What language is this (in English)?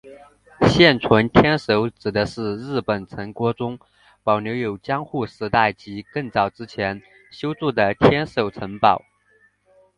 Chinese